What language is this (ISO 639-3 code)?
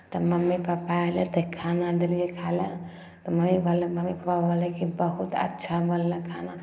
mai